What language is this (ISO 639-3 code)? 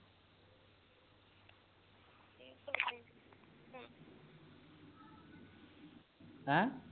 pan